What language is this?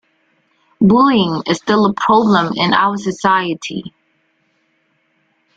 English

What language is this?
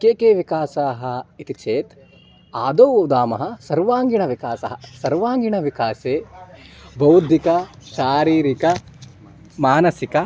Sanskrit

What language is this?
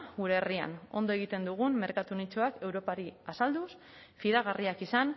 Basque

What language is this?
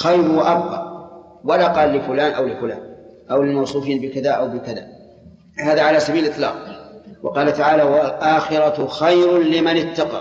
Arabic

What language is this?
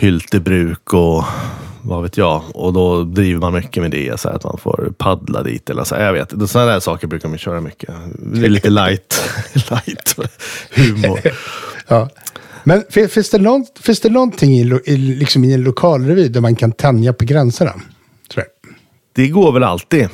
Swedish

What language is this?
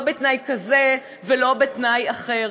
Hebrew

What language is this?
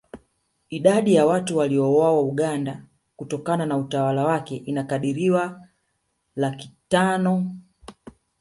Swahili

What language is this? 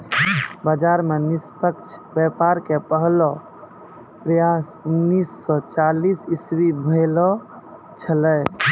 Maithili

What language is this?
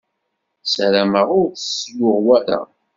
Kabyle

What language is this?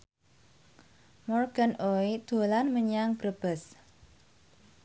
Javanese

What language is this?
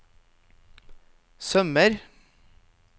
Norwegian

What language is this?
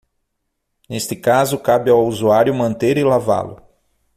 Portuguese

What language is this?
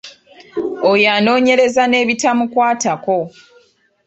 Ganda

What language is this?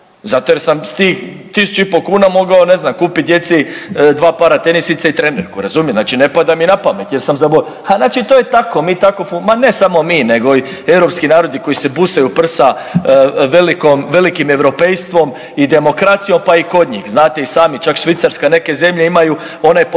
Croatian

